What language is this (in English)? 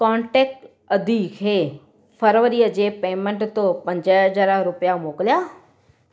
Sindhi